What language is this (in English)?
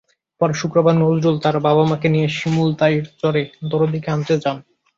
Bangla